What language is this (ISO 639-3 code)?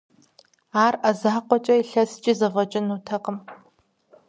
kbd